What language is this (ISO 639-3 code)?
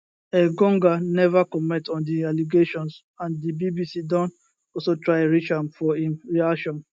pcm